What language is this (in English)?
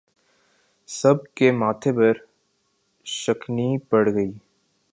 Urdu